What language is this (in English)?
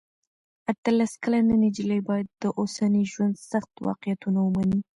Pashto